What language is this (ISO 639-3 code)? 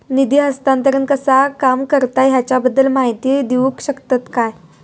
mar